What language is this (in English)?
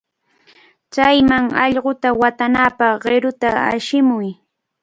Cajatambo North Lima Quechua